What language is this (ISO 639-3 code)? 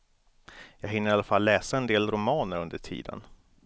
swe